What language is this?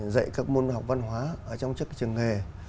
Vietnamese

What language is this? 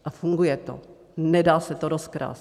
Czech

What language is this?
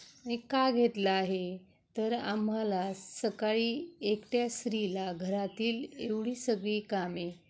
Marathi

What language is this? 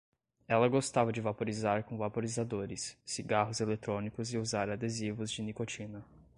Portuguese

